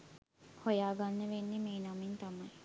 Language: Sinhala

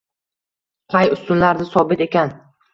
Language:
Uzbek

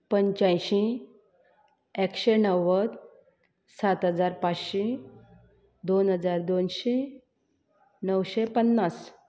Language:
Konkani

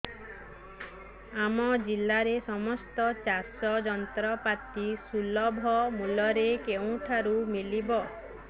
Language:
Odia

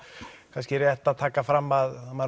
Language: Icelandic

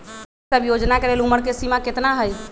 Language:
Magahi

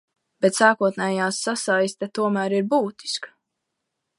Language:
Latvian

